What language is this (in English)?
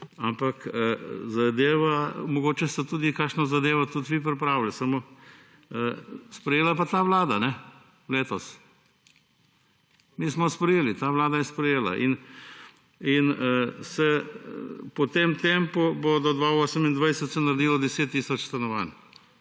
Slovenian